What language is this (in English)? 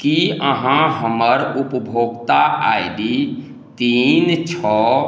Maithili